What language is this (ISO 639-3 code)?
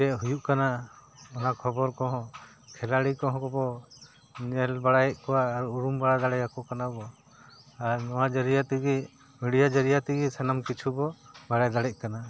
sat